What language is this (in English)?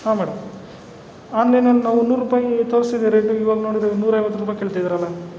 Kannada